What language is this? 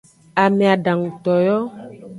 Aja (Benin)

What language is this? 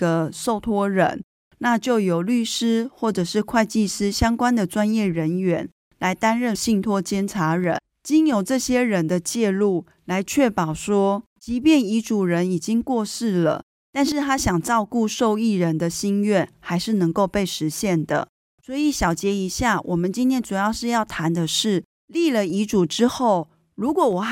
Chinese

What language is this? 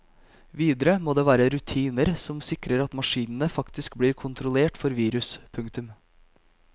Norwegian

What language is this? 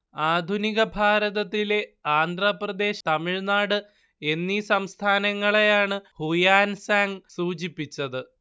Malayalam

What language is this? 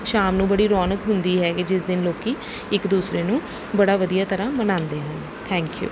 Punjabi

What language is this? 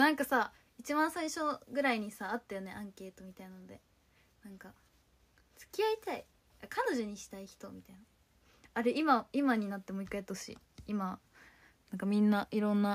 Japanese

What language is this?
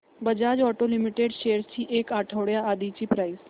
Marathi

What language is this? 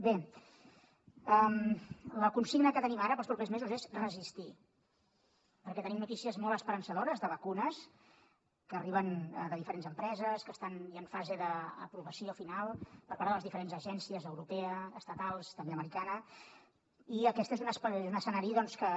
Catalan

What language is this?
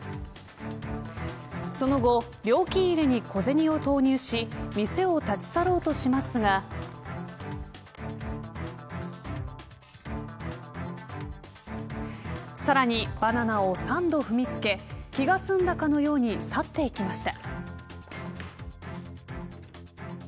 Japanese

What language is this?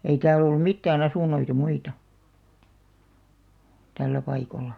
Finnish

